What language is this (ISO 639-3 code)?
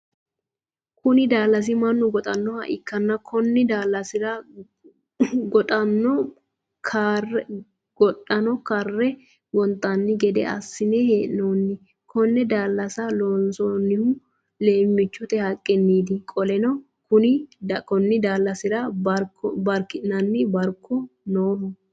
sid